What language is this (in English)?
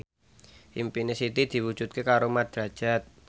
Javanese